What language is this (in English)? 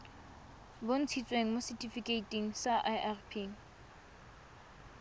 Tswana